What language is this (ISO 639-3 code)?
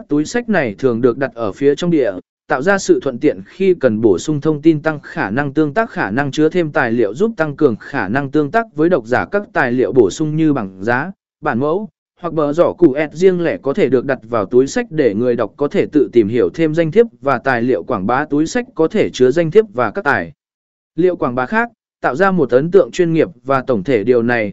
vie